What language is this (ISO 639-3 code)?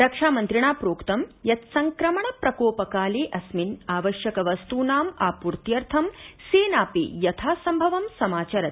san